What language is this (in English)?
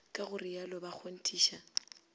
Northern Sotho